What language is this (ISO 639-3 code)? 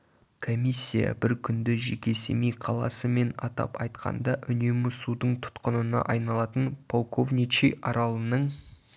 kaz